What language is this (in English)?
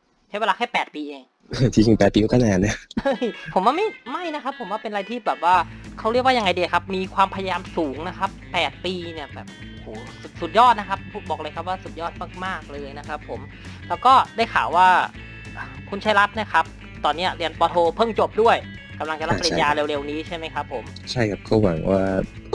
Thai